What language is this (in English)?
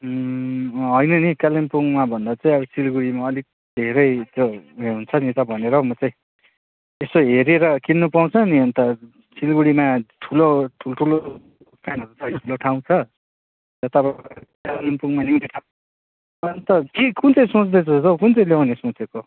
Nepali